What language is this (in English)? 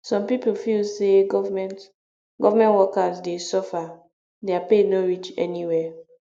Nigerian Pidgin